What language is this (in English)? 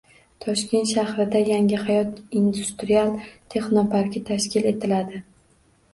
Uzbek